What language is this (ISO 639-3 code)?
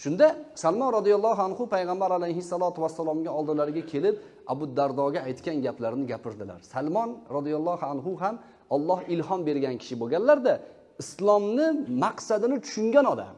uzb